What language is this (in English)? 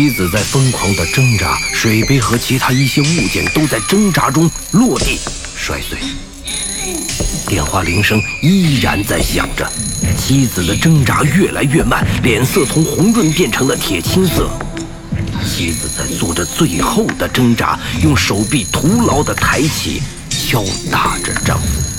Chinese